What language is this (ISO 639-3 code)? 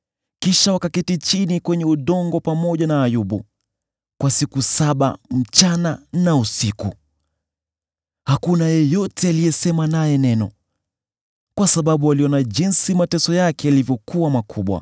swa